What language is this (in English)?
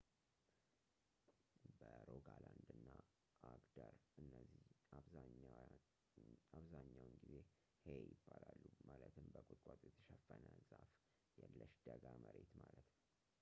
Amharic